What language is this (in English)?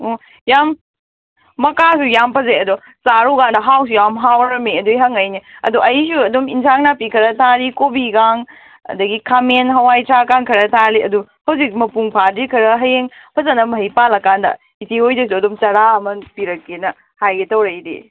Manipuri